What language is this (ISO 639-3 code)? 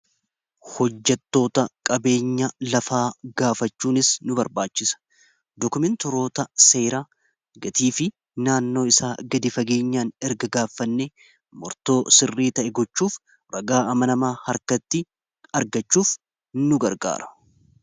orm